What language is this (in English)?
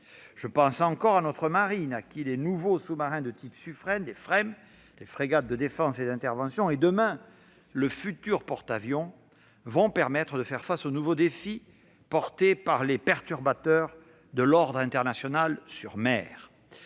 French